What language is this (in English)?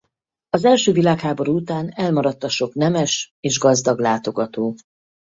Hungarian